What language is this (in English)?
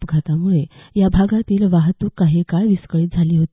Marathi